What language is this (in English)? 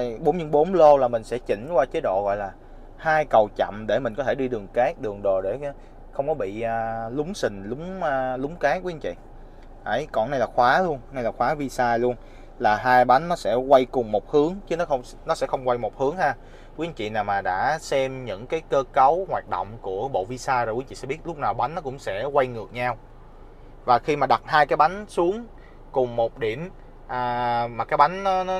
Vietnamese